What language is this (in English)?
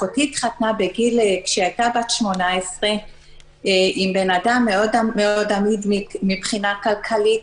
Hebrew